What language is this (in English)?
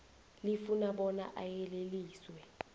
South Ndebele